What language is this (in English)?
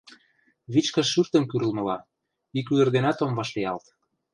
Mari